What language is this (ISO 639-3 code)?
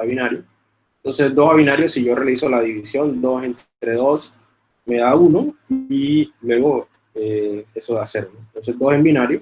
spa